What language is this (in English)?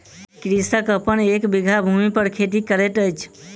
Maithili